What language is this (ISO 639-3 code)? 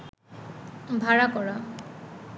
ben